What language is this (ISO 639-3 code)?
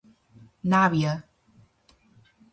glg